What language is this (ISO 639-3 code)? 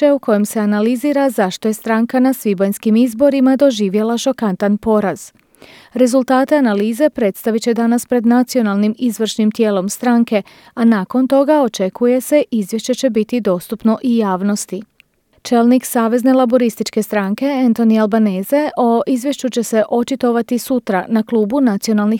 hrv